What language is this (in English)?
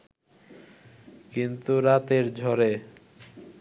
Bangla